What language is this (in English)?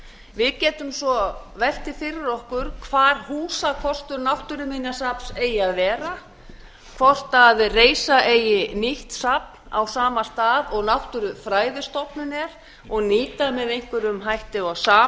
Icelandic